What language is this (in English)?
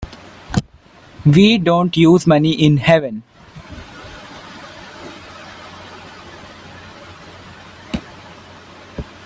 English